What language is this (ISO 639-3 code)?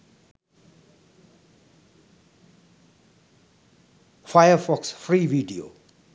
sin